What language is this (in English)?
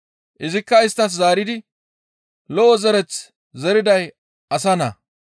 Gamo